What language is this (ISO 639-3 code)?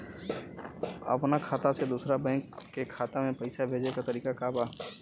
bho